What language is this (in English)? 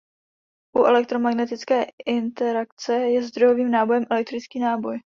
Czech